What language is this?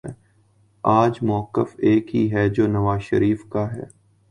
Urdu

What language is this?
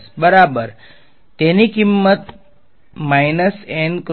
Gujarati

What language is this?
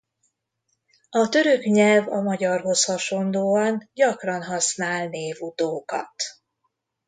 Hungarian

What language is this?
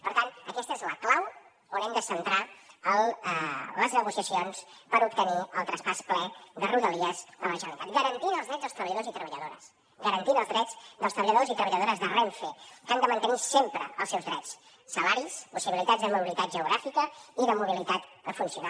Catalan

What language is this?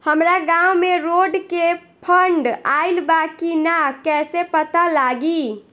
Bhojpuri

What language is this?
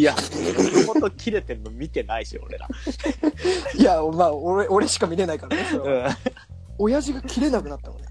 Japanese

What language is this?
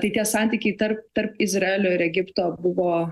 Lithuanian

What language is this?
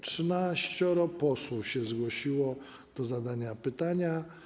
Polish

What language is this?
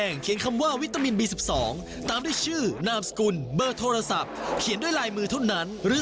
Thai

